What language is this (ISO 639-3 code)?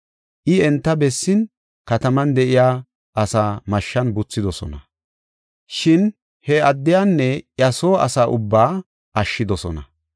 gof